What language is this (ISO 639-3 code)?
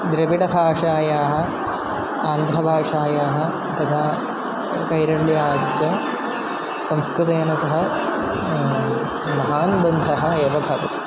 san